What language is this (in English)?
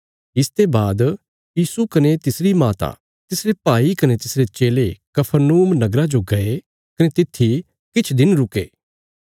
Bilaspuri